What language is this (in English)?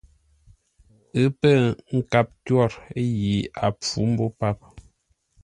Ngombale